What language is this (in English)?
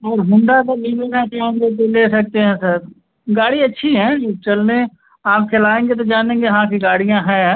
Hindi